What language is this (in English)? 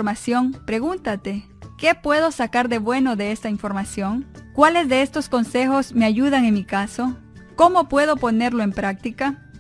Spanish